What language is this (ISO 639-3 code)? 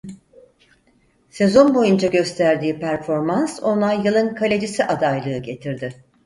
tur